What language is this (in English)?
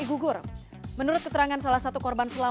Indonesian